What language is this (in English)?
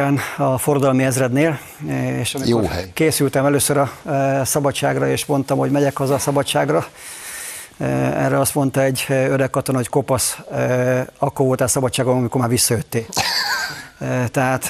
Hungarian